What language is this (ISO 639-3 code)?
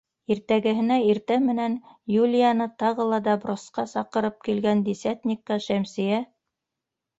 bak